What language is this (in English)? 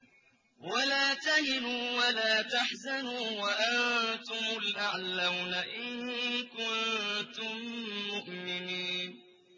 Arabic